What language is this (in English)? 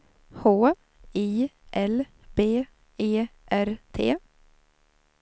Swedish